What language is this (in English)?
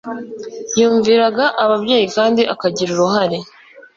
Kinyarwanda